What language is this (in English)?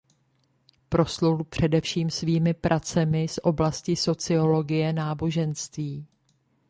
Czech